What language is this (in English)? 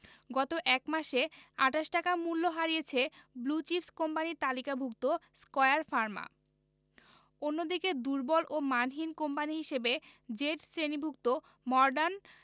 Bangla